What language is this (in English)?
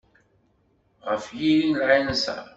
Kabyle